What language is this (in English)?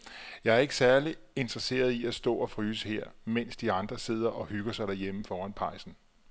Danish